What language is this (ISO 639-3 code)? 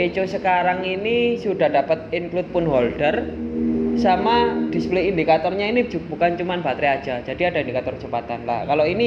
ind